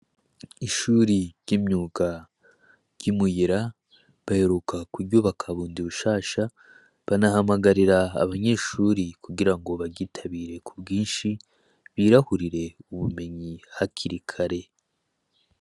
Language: Rundi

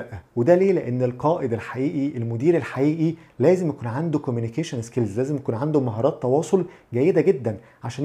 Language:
Arabic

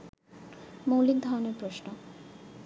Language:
Bangla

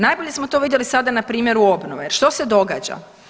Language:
Croatian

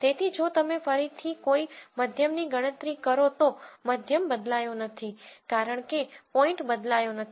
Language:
Gujarati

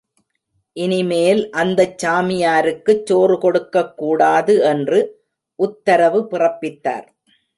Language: Tamil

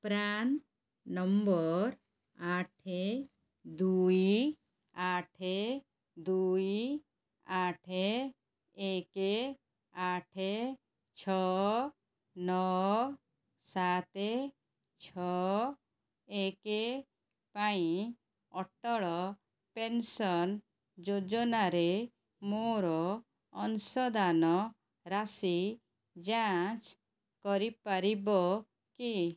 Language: Odia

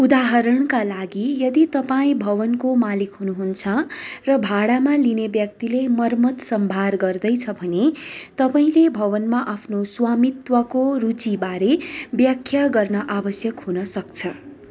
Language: Nepali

